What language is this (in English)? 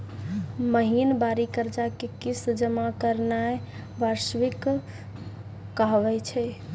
Maithili